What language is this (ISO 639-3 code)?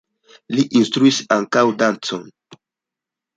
epo